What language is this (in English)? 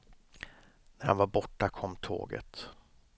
Swedish